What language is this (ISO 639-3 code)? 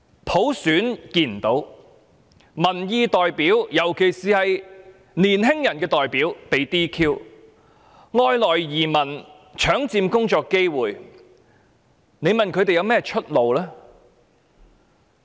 yue